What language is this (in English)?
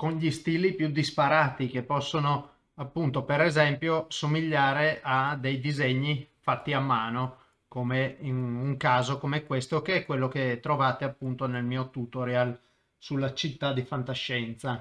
Italian